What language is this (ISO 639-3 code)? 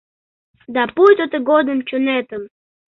chm